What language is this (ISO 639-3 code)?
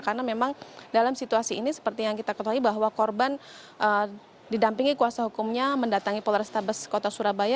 ind